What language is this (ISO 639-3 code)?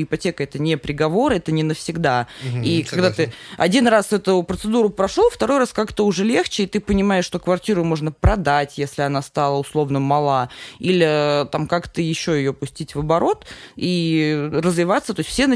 rus